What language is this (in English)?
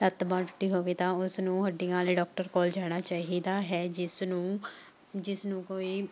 Punjabi